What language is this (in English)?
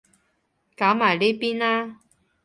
Cantonese